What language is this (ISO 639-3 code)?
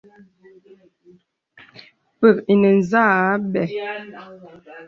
beb